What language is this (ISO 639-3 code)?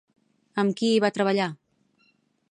cat